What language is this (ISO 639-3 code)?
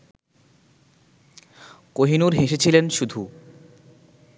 ben